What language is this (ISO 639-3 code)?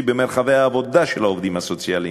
heb